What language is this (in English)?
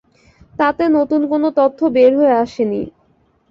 Bangla